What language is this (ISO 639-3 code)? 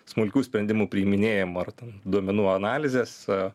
lit